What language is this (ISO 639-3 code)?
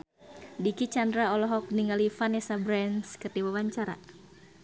sun